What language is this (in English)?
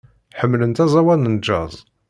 Kabyle